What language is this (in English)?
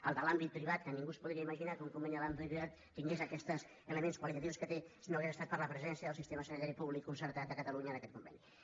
Catalan